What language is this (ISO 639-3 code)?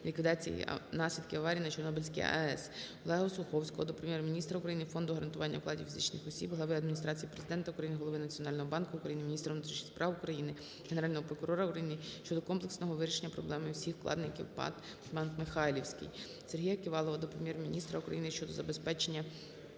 ukr